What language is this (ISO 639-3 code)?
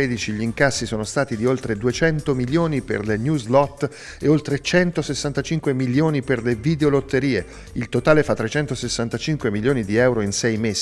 ita